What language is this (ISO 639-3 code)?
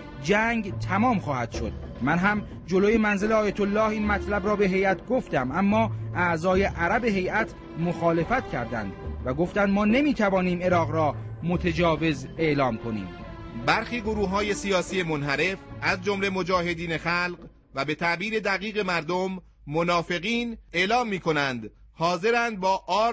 fas